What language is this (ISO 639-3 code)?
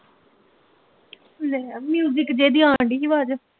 pan